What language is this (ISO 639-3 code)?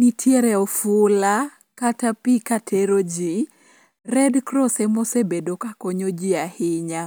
luo